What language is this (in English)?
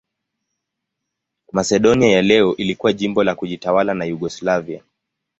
Swahili